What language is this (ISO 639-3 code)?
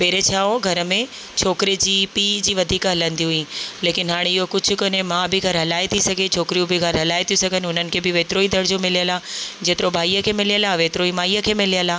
snd